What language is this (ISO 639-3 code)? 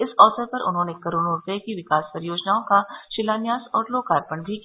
hin